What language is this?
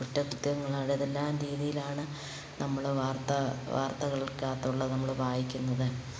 Malayalam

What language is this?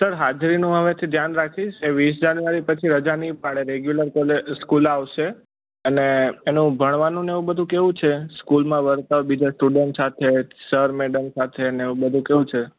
Gujarati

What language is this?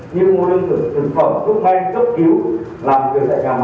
Vietnamese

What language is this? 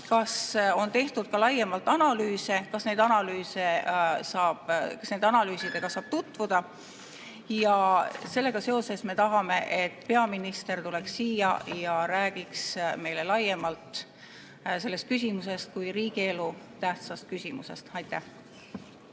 Estonian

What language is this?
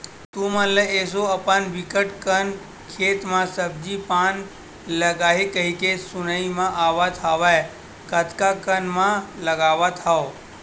Chhattisgarhi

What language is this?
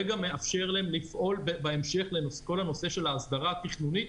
Hebrew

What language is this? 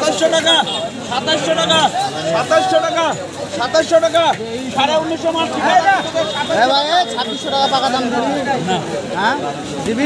Bangla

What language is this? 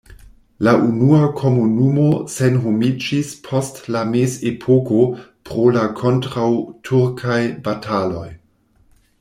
Esperanto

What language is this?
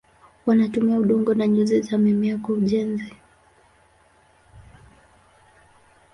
Swahili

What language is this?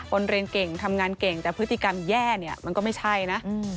Thai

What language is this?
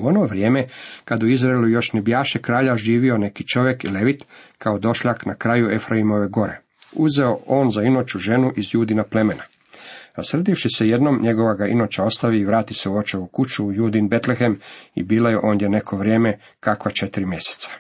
Croatian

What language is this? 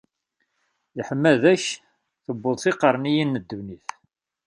Kabyle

